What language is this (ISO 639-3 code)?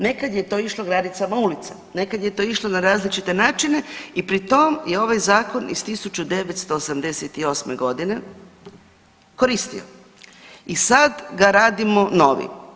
hrv